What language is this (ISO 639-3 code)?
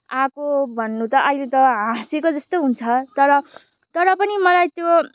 nep